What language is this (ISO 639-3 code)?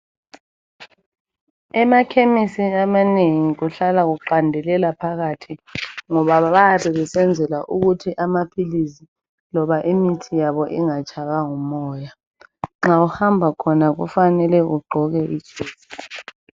nde